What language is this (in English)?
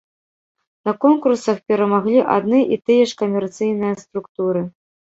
Belarusian